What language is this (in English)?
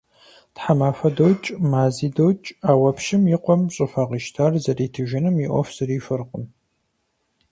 Kabardian